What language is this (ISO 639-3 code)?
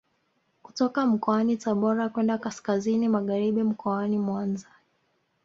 swa